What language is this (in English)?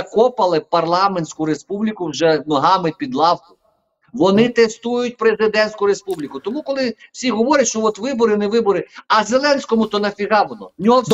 Ukrainian